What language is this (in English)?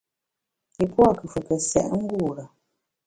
Bamun